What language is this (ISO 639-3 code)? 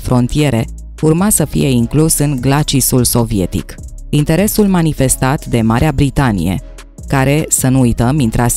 ron